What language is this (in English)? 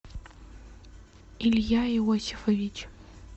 Russian